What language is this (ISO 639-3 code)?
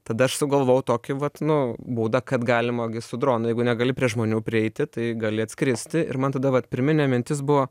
lit